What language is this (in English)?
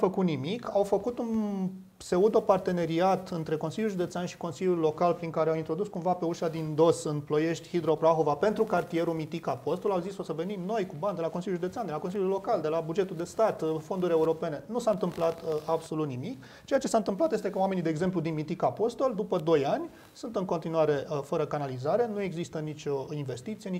Romanian